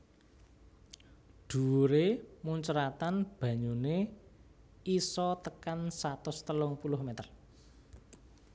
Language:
Javanese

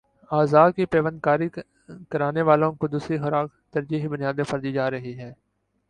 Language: Urdu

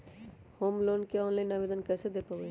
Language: Magahi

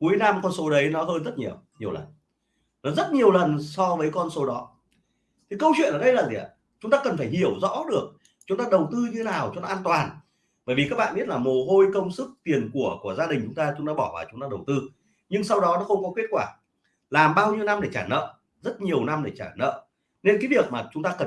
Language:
Vietnamese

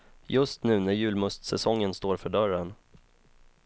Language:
Swedish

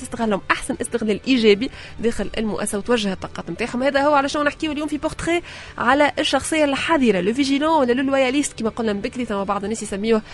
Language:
Arabic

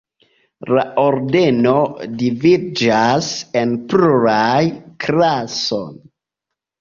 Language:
Esperanto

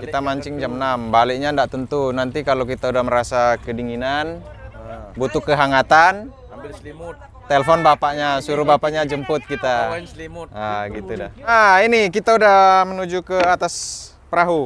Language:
Indonesian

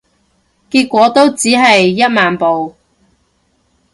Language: Cantonese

